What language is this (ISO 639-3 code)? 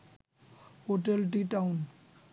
ben